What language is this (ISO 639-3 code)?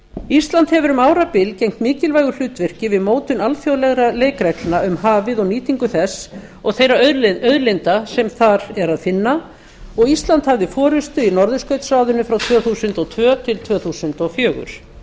isl